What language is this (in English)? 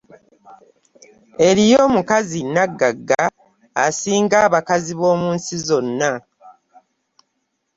Ganda